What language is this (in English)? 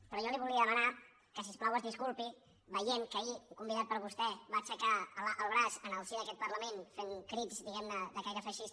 Catalan